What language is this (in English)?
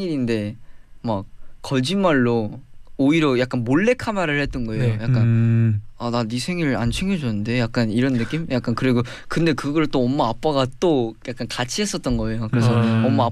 Korean